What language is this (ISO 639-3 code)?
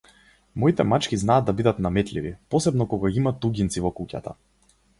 mkd